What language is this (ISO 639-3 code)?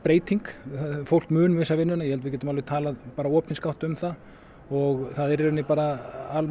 isl